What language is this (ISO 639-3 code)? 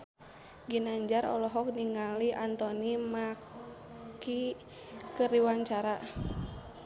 sun